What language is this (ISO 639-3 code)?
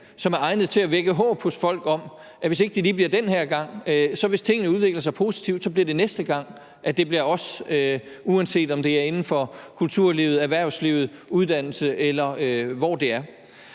dan